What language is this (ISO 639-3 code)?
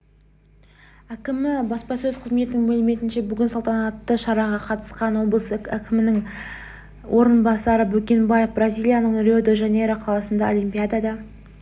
kaz